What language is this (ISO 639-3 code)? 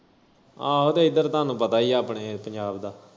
pan